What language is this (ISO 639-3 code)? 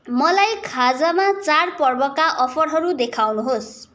nep